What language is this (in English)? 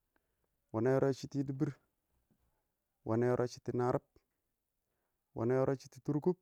Awak